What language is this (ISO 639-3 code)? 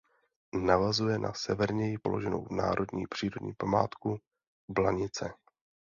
ces